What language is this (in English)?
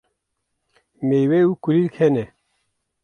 Kurdish